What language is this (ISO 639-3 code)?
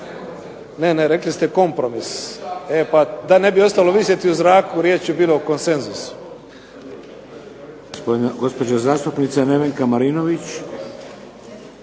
hrv